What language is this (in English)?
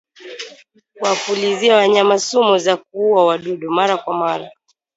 Swahili